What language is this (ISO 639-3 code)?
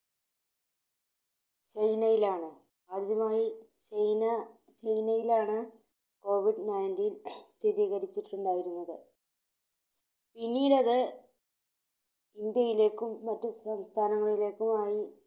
mal